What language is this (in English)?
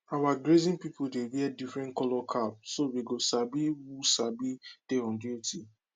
Nigerian Pidgin